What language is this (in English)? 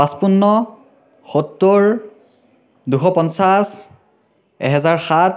Assamese